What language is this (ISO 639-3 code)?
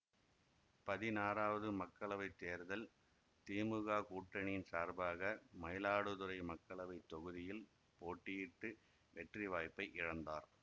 tam